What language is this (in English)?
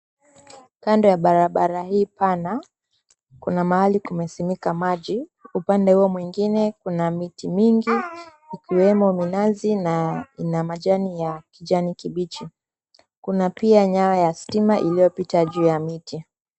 Swahili